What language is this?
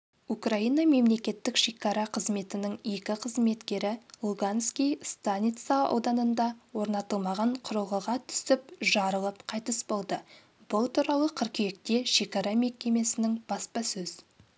Kazakh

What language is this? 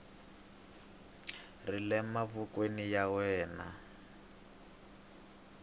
Tsonga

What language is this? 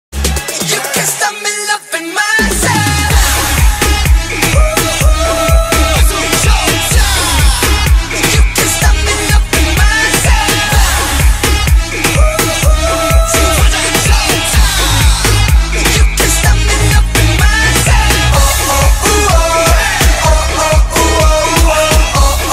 Korean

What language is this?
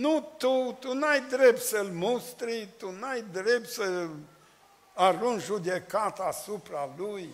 Romanian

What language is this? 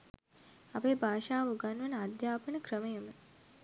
Sinhala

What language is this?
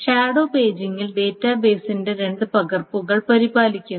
Malayalam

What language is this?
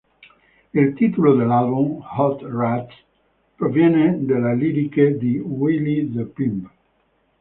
Italian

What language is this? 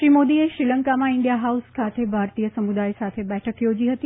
Gujarati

